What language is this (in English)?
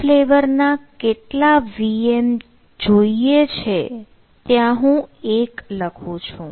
Gujarati